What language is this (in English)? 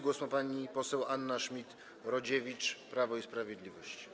Polish